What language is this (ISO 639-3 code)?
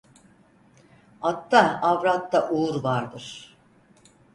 tur